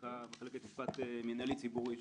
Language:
Hebrew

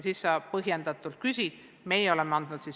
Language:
Estonian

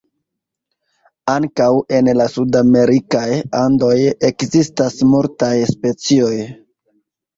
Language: Esperanto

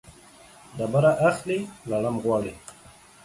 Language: Pashto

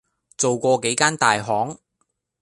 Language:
Cantonese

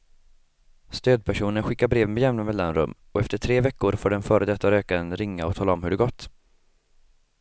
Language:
Swedish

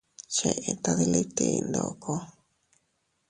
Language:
Teutila Cuicatec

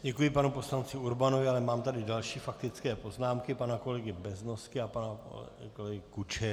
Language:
Czech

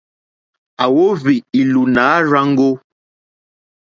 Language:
Mokpwe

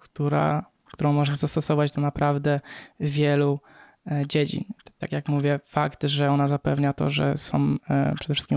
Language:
Polish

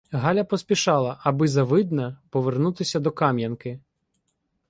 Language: Ukrainian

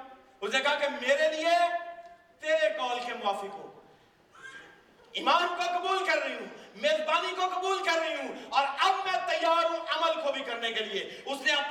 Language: Urdu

